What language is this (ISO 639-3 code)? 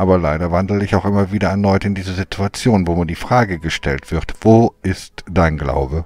deu